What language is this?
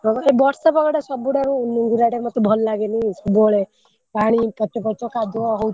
Odia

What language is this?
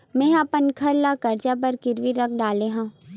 Chhattisgarhi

